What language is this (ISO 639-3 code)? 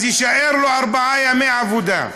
heb